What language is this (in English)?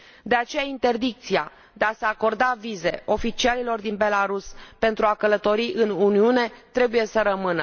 Romanian